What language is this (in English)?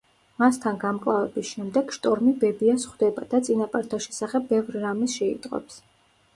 Georgian